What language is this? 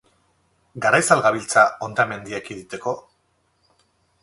Basque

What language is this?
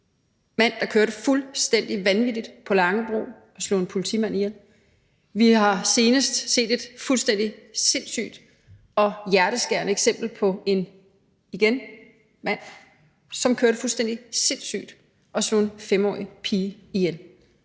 Danish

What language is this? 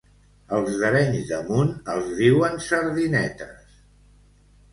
Catalan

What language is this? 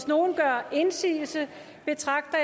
Danish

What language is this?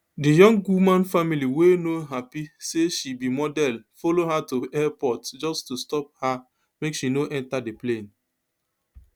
Nigerian Pidgin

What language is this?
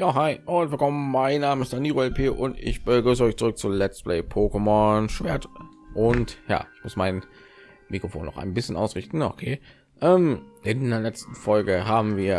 German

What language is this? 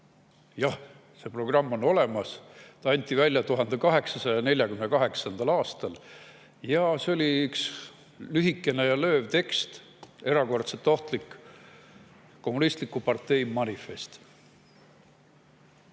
Estonian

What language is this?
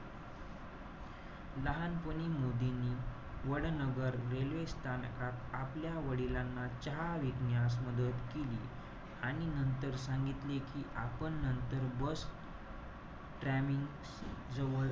Marathi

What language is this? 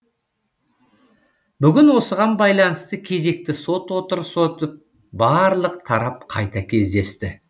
Kazakh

